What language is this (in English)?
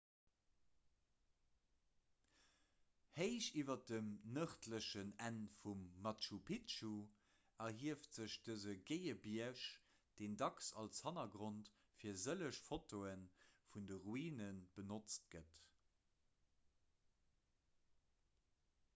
Luxembourgish